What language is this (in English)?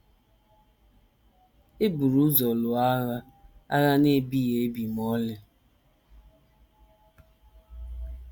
Igbo